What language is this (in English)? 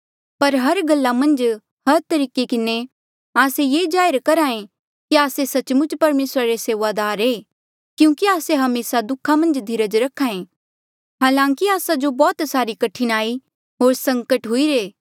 Mandeali